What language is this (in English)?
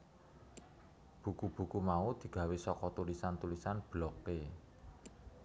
Javanese